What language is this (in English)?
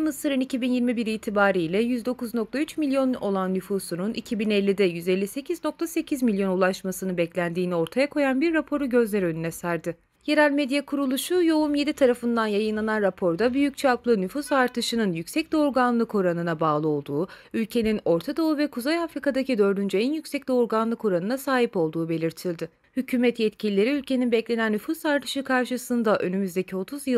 Turkish